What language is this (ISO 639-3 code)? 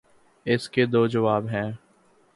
urd